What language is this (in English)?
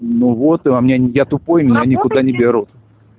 Russian